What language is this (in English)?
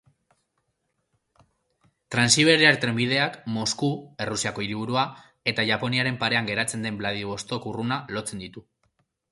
Basque